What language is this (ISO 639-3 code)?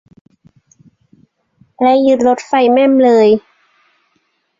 tha